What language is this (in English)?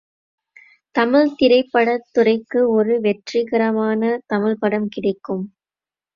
Tamil